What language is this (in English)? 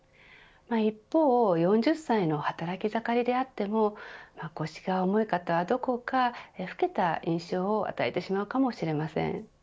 Japanese